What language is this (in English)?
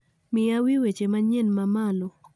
Luo (Kenya and Tanzania)